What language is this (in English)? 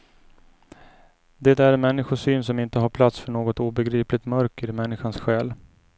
Swedish